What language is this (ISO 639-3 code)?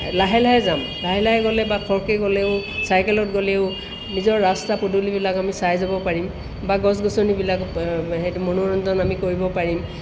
asm